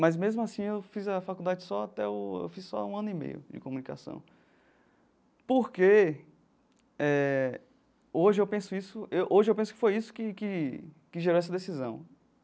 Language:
Portuguese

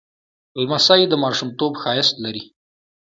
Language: Pashto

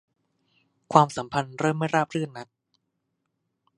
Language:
Thai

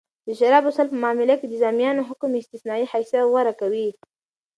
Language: Pashto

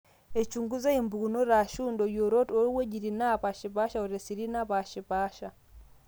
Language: Masai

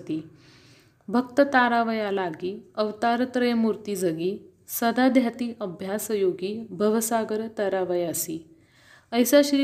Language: Marathi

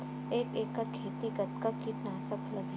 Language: Chhattisgarhi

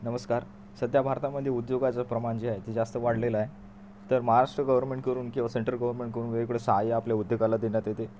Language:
Marathi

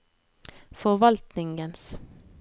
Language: Norwegian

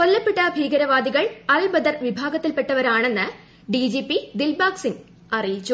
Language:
Malayalam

